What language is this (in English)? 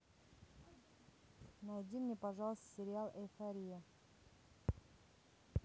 Russian